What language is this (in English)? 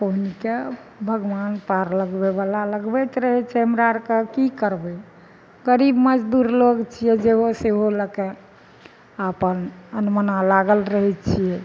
Maithili